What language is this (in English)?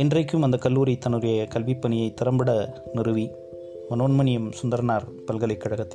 Tamil